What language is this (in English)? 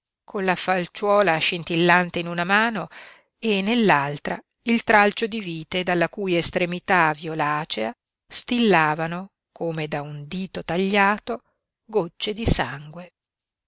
Italian